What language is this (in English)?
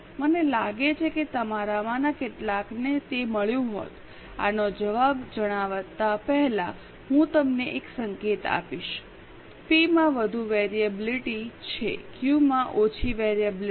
Gujarati